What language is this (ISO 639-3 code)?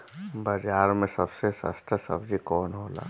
bho